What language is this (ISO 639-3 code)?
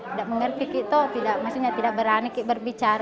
ind